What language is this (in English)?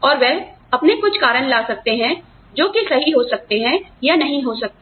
Hindi